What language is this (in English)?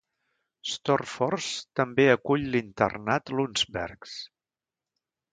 Catalan